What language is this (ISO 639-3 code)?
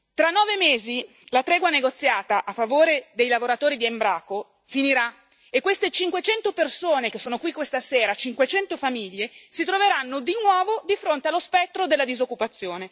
ita